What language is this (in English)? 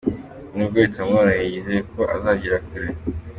Kinyarwanda